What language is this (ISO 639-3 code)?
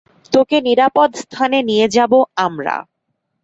ben